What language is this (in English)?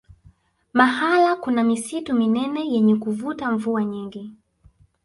Swahili